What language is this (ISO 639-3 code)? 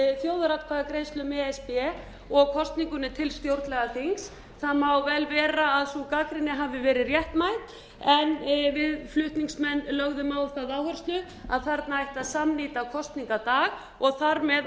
isl